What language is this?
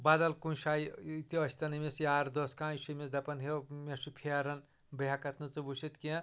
Kashmiri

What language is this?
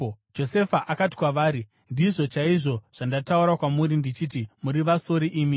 Shona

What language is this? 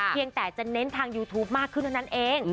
Thai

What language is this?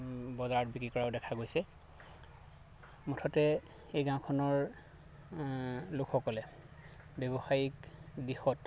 Assamese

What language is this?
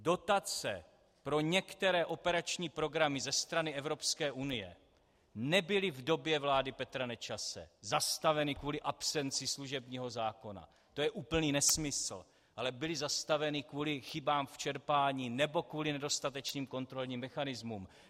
Czech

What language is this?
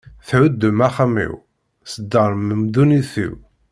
Kabyle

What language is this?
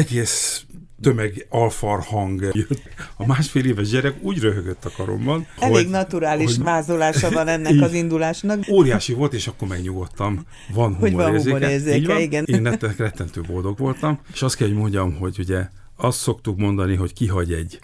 Hungarian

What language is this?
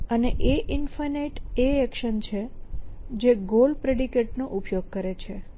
Gujarati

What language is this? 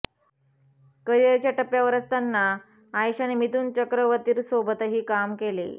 Marathi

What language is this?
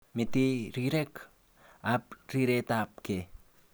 Kalenjin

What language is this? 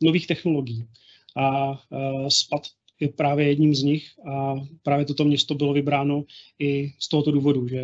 Czech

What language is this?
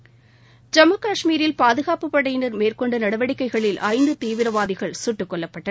Tamil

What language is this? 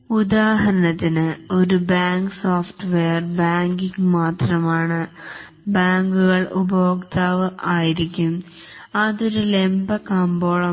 Malayalam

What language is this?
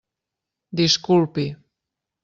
Catalan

